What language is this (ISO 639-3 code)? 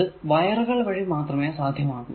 mal